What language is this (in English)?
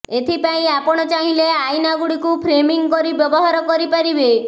Odia